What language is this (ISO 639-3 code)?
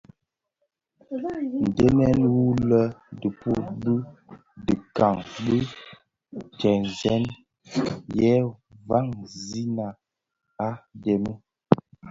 ksf